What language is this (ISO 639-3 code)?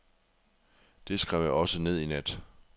dan